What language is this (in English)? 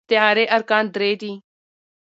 Pashto